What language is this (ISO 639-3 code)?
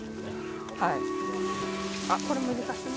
jpn